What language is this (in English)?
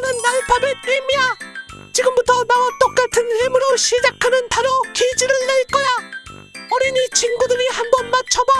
Korean